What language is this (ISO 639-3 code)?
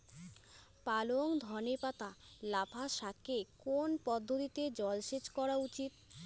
ben